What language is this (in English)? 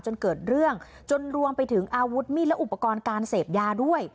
Thai